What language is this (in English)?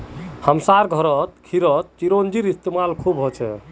Magahi